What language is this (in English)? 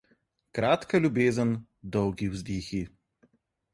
Slovenian